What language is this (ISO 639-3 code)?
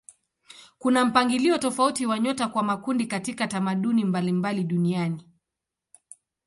swa